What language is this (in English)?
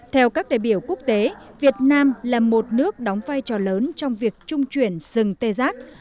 Vietnamese